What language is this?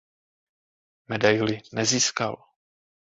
Czech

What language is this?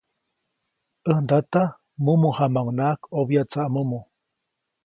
Copainalá Zoque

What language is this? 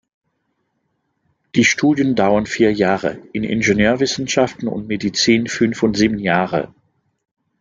German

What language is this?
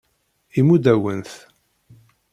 Kabyle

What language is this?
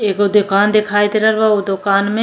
Bhojpuri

